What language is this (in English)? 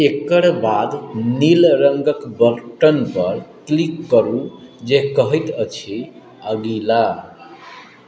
Maithili